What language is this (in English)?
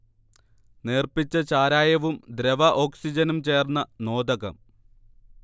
Malayalam